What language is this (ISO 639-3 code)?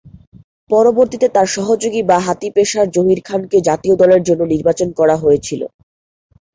ben